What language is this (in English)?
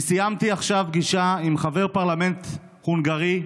Hebrew